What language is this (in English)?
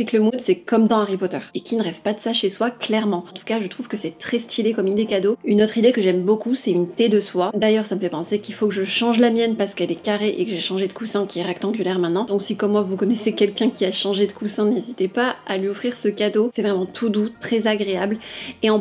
French